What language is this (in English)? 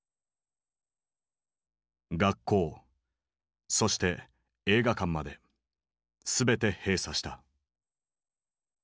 Japanese